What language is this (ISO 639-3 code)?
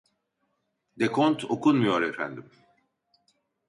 tur